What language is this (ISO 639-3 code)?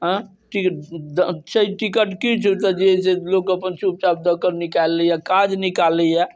mai